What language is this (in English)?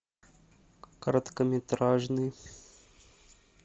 Russian